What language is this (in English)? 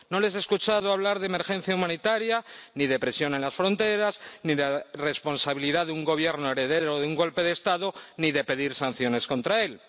Spanish